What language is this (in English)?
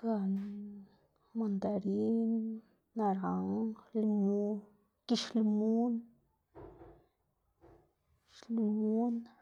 Xanaguía Zapotec